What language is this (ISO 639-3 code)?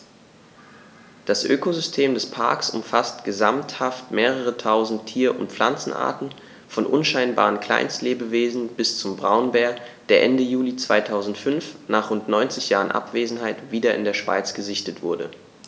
deu